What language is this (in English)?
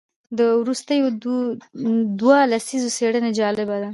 Pashto